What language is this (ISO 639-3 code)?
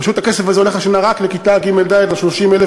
heb